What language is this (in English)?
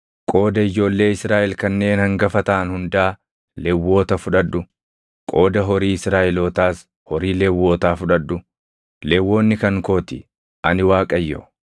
Oromo